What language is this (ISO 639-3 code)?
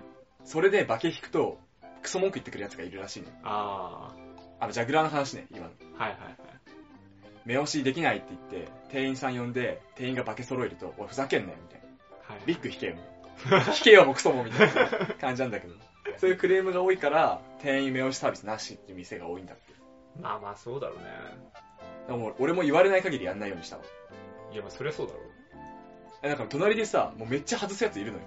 jpn